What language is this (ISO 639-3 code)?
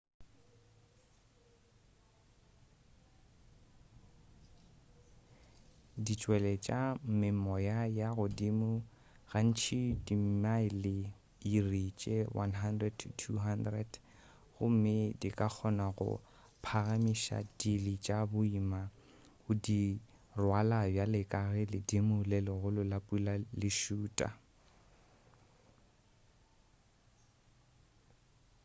nso